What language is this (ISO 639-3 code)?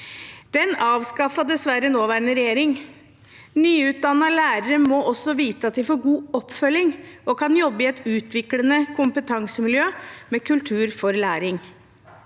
nor